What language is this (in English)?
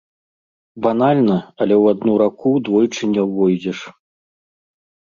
Belarusian